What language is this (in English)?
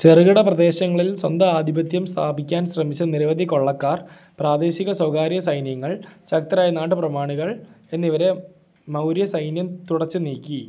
Malayalam